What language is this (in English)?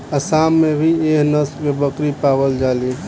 Bhojpuri